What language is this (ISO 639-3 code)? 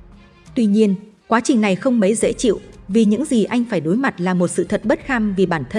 vie